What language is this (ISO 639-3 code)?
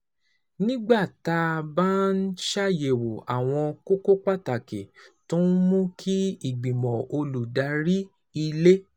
yor